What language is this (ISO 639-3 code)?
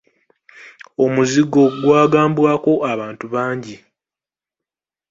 lug